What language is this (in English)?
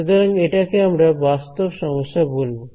Bangla